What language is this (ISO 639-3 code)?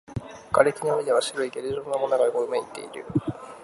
jpn